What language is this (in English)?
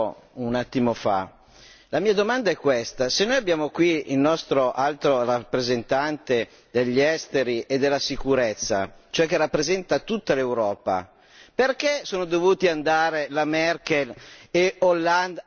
Italian